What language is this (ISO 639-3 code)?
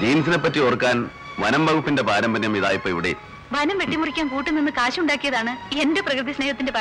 mal